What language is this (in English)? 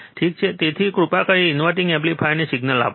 Gujarati